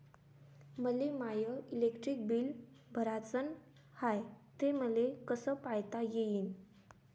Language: Marathi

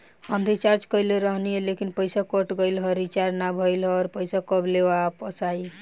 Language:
Bhojpuri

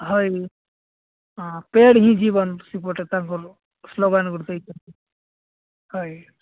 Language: Odia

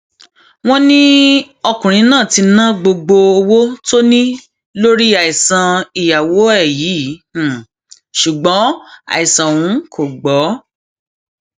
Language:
Yoruba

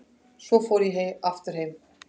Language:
Icelandic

